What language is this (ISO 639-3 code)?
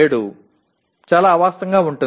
tel